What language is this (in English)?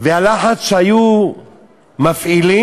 Hebrew